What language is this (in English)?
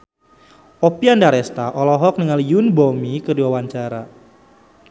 Sundanese